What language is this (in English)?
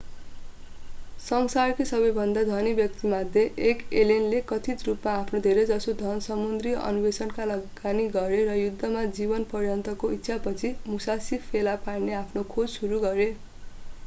Nepali